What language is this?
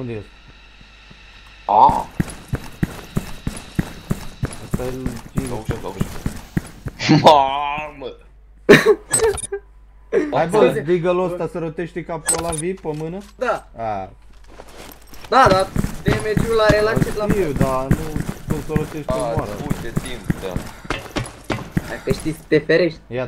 Romanian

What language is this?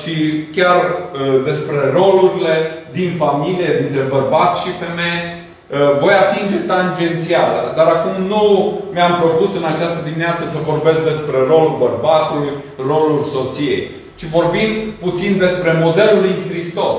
Romanian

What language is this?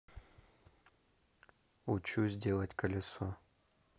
Russian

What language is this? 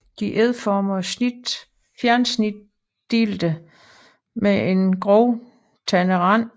Danish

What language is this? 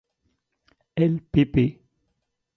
French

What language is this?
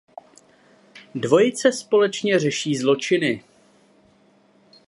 Czech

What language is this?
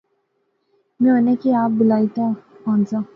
Pahari-Potwari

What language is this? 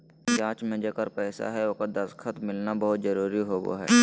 Magahi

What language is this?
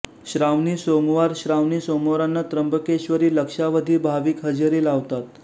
Marathi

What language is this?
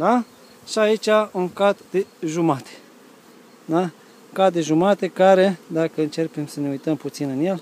Romanian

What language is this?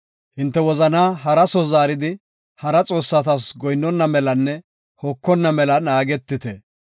Gofa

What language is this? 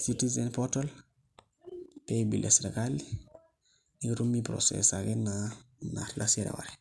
Masai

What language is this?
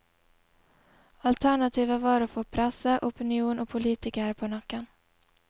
Norwegian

